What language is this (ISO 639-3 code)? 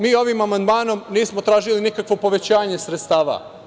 srp